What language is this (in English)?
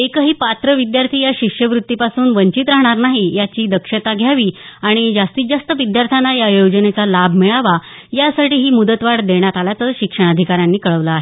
Marathi